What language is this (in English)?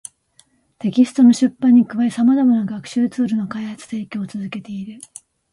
Japanese